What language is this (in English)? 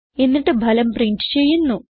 Malayalam